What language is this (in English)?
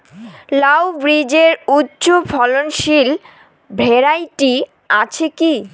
Bangla